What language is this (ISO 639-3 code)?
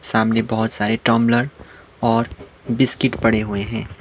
hin